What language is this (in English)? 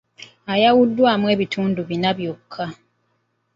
Ganda